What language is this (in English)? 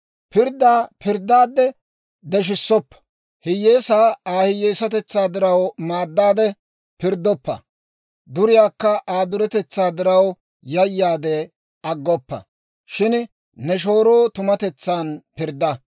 Dawro